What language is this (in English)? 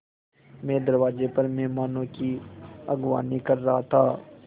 Hindi